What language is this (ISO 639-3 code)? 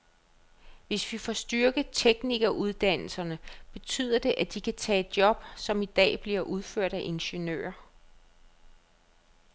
dan